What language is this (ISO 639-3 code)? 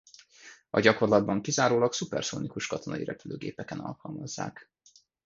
hun